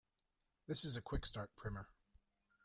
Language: English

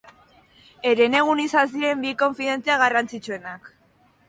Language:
Basque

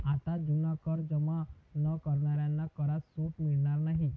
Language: Marathi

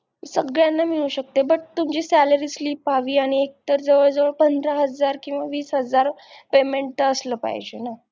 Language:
Marathi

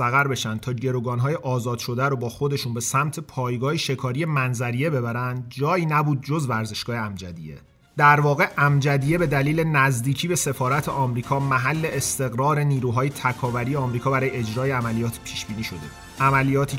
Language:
Persian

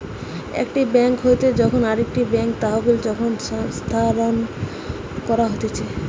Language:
Bangla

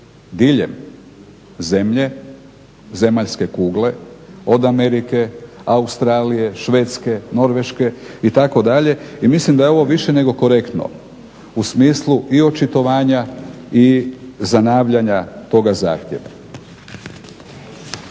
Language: Croatian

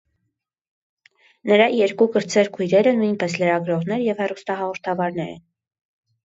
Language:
Armenian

